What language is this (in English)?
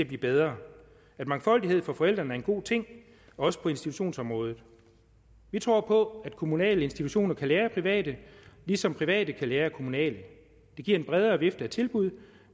Danish